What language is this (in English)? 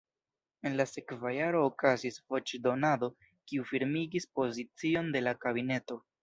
Esperanto